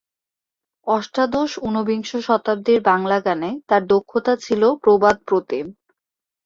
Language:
Bangla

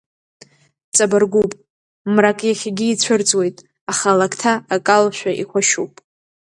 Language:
Abkhazian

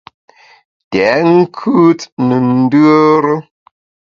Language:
Bamun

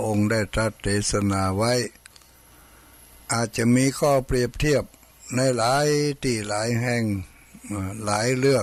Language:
Thai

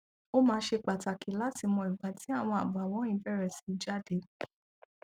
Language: Yoruba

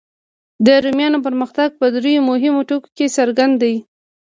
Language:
Pashto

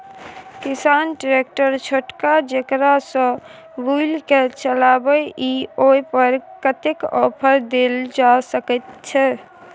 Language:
Maithili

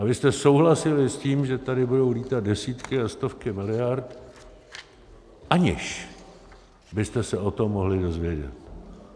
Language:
Czech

